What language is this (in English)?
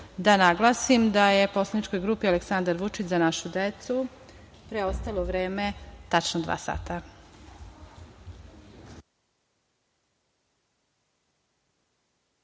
Serbian